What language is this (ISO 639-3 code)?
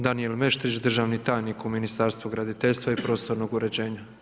hrv